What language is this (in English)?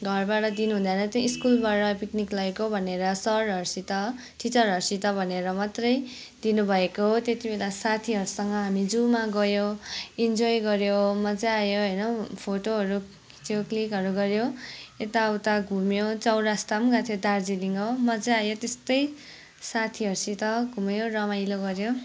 Nepali